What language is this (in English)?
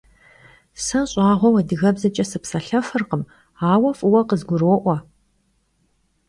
Kabardian